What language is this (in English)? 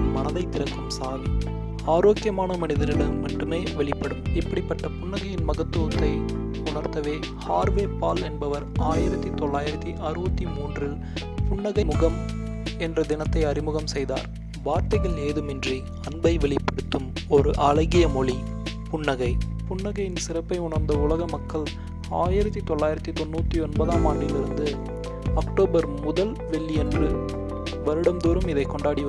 Tamil